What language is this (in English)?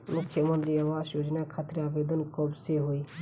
Bhojpuri